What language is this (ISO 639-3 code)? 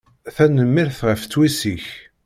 kab